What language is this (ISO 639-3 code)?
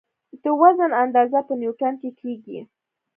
pus